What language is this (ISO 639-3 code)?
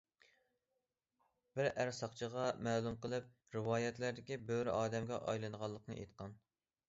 uig